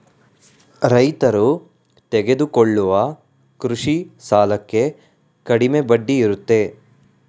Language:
Kannada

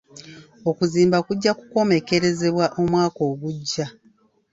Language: Ganda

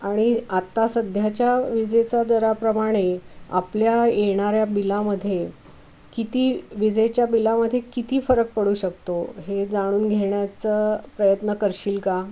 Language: Marathi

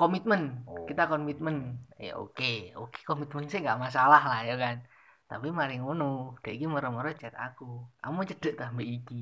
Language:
Indonesian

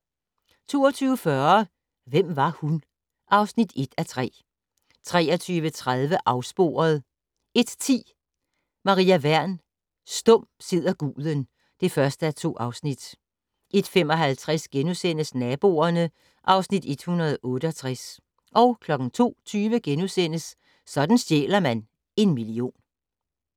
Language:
Danish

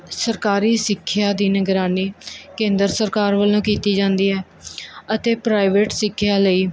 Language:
Punjabi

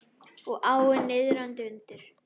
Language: Icelandic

